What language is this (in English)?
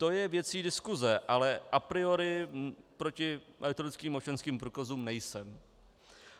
Czech